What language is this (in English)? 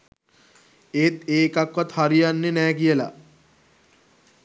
Sinhala